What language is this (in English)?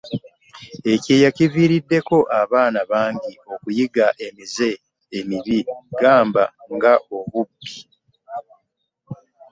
Ganda